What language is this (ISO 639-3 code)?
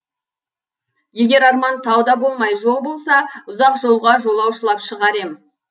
kaz